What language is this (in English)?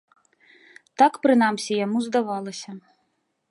Belarusian